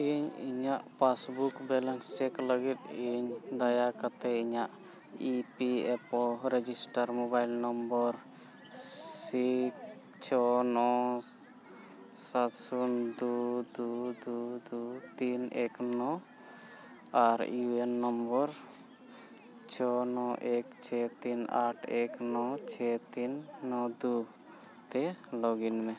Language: Santali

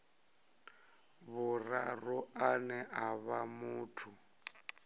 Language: Venda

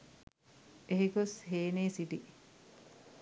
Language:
Sinhala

